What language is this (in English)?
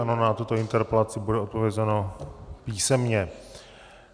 Czech